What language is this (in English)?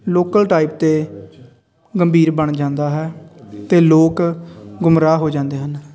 Punjabi